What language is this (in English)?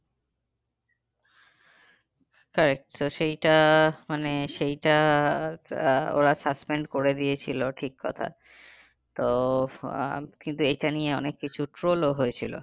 Bangla